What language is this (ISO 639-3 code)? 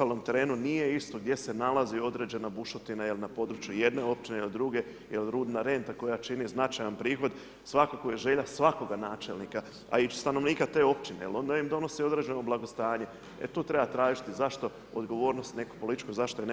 hrv